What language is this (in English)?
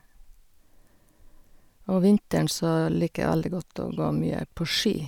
Norwegian